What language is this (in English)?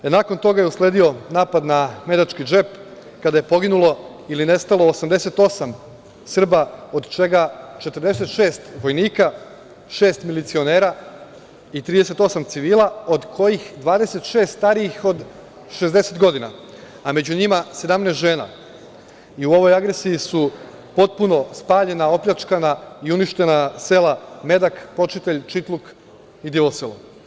Serbian